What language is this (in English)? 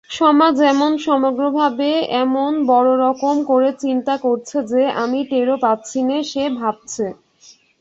Bangla